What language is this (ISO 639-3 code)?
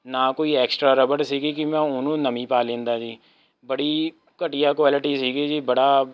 pan